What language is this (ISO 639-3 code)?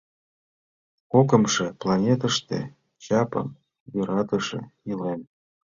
chm